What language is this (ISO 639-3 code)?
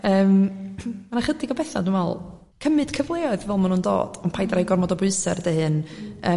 cym